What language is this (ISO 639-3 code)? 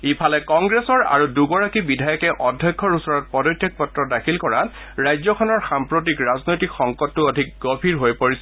asm